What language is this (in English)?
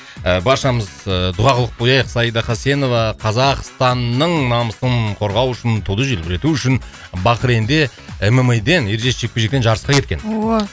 Kazakh